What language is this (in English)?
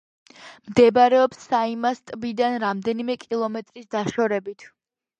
Georgian